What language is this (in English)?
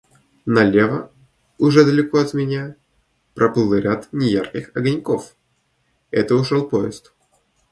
Russian